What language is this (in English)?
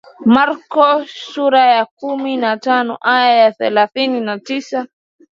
Swahili